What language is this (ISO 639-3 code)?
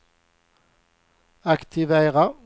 swe